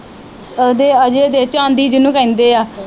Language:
Punjabi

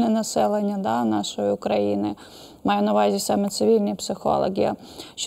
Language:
Ukrainian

